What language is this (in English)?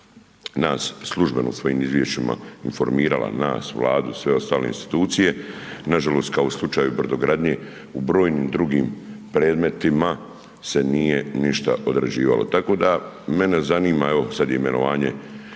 Croatian